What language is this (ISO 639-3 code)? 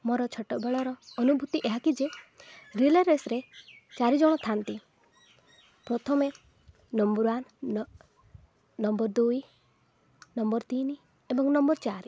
ori